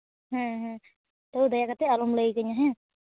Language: Santali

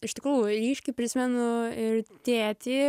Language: Lithuanian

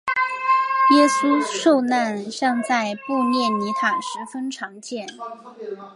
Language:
Chinese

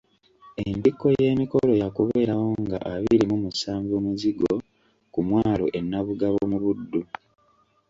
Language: Ganda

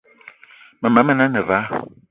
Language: Eton (Cameroon)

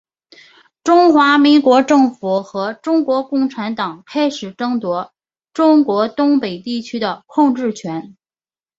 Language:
Chinese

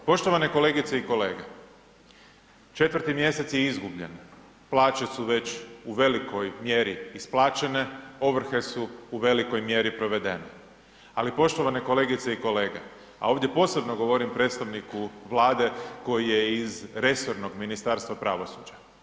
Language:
Croatian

